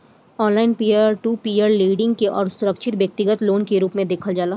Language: Bhojpuri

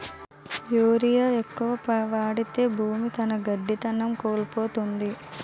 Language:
Telugu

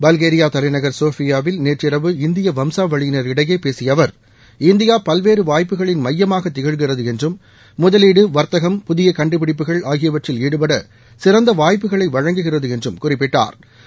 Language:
Tamil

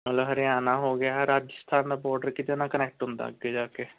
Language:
Punjabi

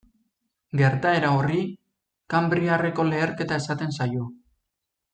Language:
Basque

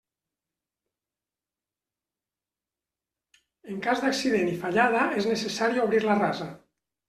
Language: Catalan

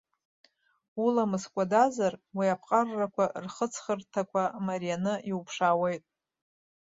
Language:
Abkhazian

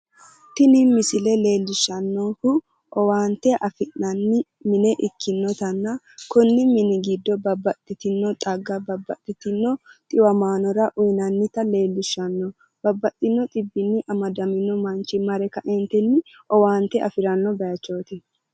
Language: Sidamo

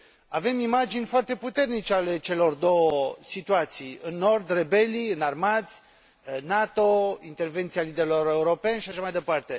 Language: Romanian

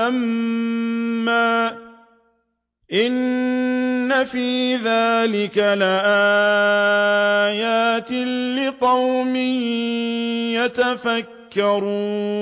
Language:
Arabic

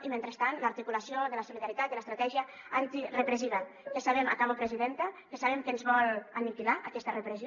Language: Catalan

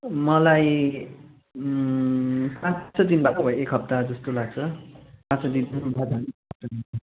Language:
Nepali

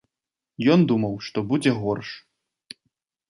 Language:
Belarusian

